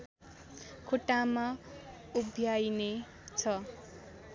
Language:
Nepali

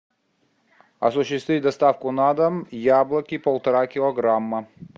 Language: Russian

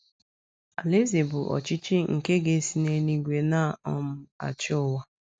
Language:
Igbo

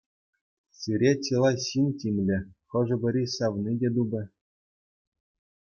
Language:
Chuvash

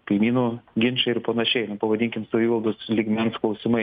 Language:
Lithuanian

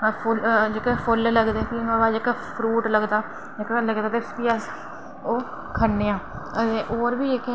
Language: Dogri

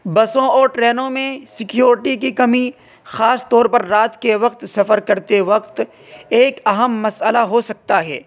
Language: Urdu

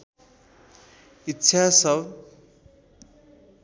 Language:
Nepali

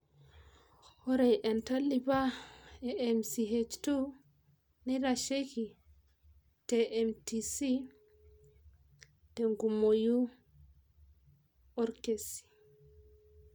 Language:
Masai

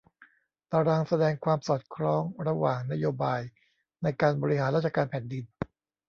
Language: Thai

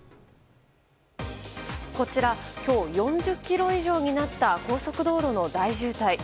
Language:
Japanese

